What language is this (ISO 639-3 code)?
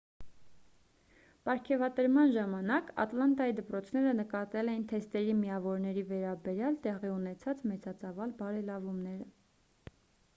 hye